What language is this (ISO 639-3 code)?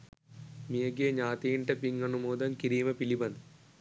sin